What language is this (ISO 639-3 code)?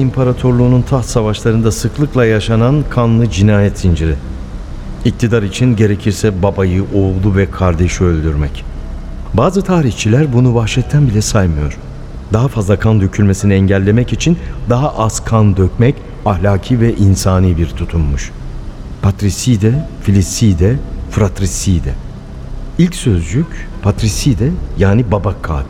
tur